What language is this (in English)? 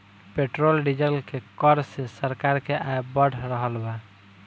Bhojpuri